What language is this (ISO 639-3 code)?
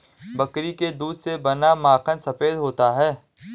hin